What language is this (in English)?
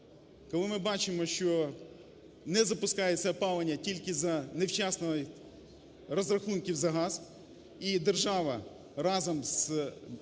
Ukrainian